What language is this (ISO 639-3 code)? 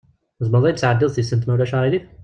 kab